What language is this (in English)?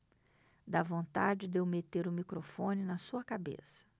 Portuguese